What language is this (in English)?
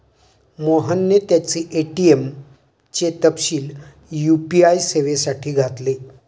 Marathi